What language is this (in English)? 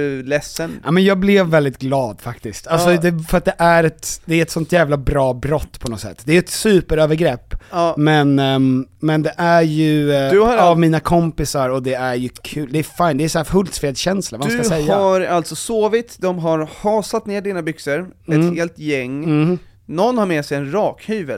Swedish